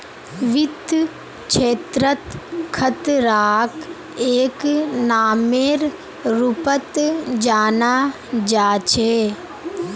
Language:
Magahi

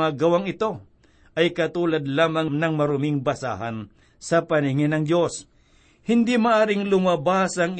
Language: Filipino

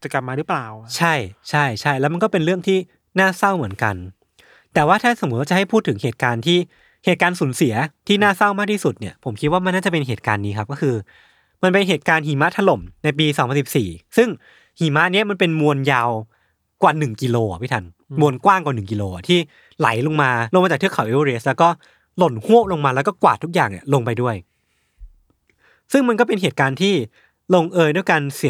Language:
Thai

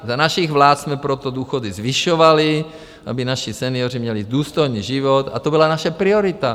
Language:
Czech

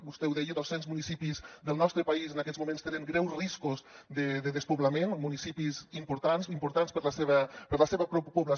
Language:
Catalan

